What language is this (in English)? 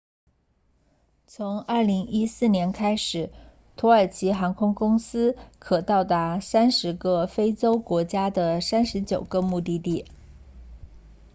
Chinese